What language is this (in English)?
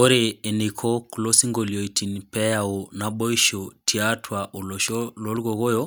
Masai